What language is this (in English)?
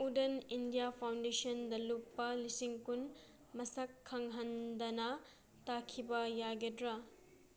Manipuri